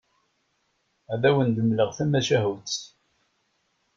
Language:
Kabyle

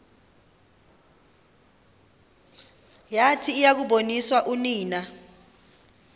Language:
Xhosa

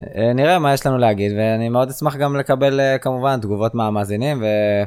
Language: Hebrew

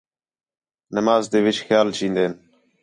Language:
Khetrani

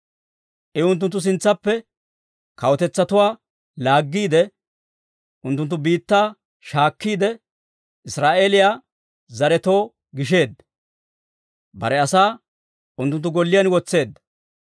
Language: Dawro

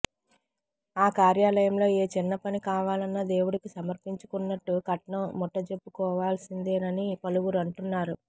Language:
Telugu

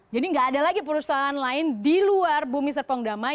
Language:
Indonesian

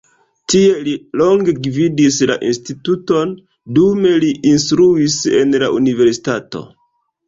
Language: Esperanto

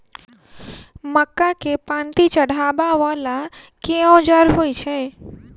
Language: Maithili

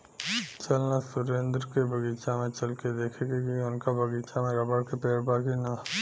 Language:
Bhojpuri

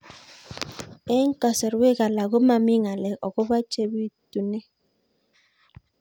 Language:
Kalenjin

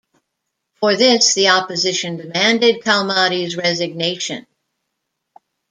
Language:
English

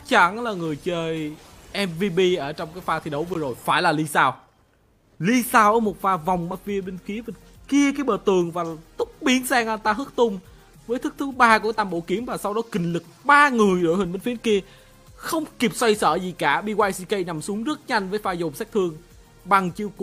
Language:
Vietnamese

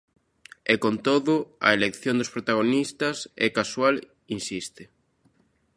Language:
Galician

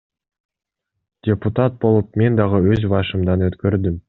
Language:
Kyrgyz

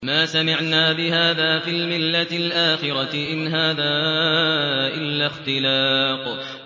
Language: Arabic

